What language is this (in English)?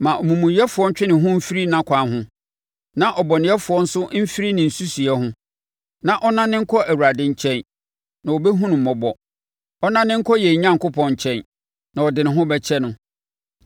Akan